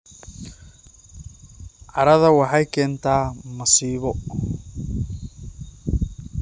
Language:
Somali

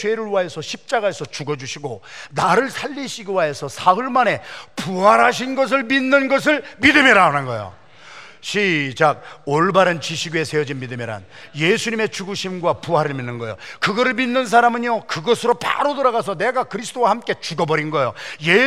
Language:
Korean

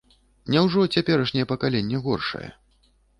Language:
Belarusian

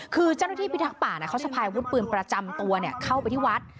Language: Thai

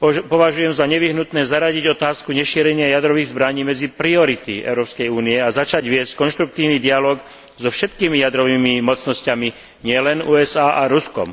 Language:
Slovak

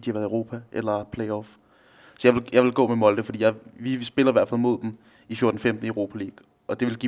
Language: Danish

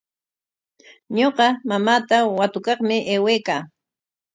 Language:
Corongo Ancash Quechua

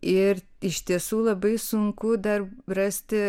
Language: Lithuanian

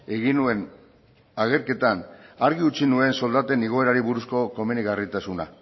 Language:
Basque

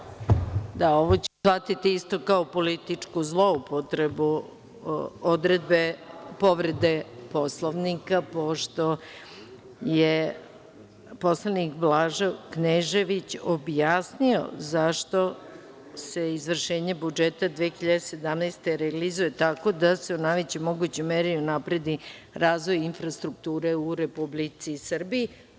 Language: Serbian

